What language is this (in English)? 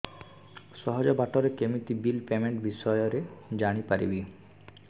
Odia